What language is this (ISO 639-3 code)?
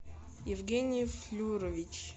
rus